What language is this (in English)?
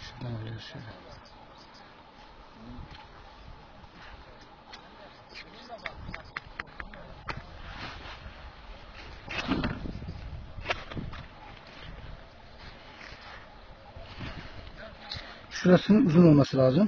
Turkish